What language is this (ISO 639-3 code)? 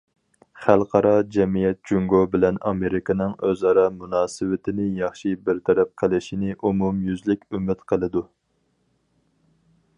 uig